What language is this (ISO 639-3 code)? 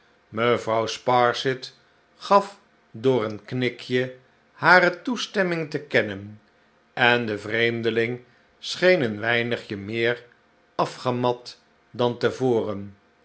nld